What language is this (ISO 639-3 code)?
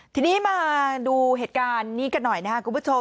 tha